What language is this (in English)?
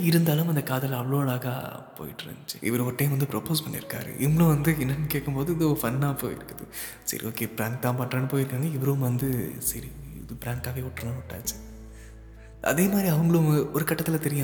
Tamil